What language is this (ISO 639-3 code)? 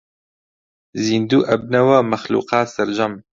ckb